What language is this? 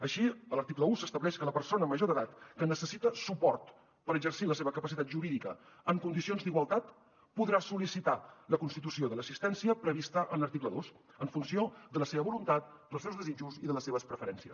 Catalan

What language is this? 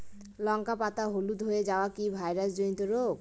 Bangla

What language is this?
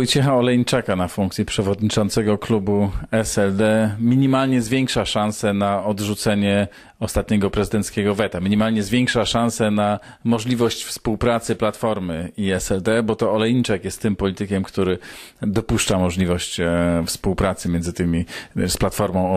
Polish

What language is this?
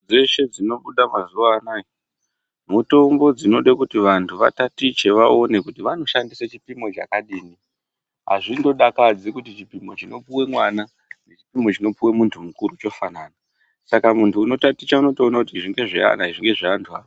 Ndau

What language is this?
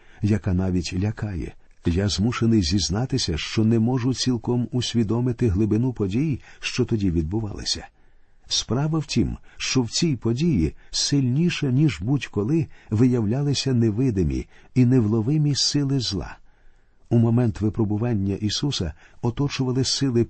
Ukrainian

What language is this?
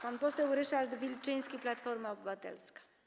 Polish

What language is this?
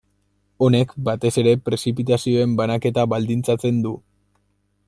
Basque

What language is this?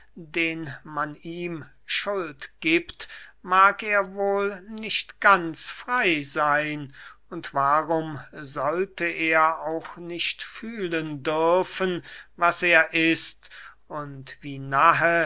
German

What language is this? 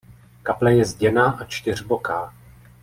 Czech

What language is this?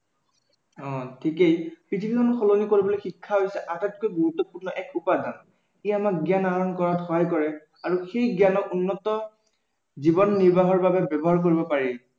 Assamese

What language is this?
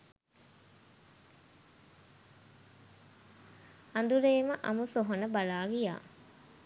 Sinhala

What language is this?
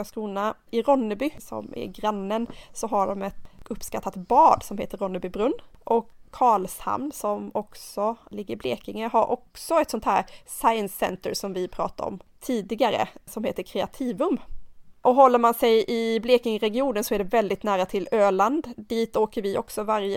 Swedish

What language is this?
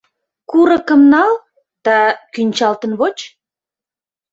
Mari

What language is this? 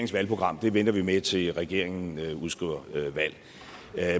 Danish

